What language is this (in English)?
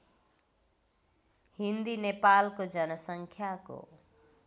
Nepali